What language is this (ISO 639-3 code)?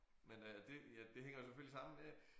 dan